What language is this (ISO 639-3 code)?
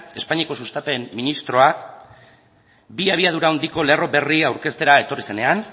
eus